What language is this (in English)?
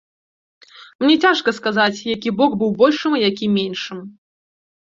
Belarusian